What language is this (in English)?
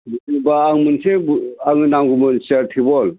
Bodo